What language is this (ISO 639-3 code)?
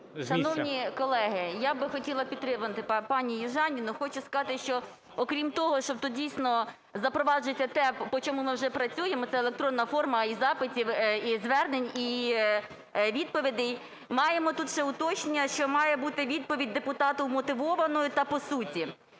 ukr